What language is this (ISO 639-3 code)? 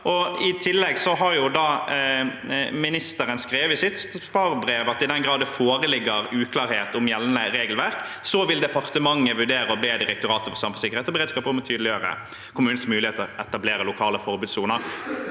nor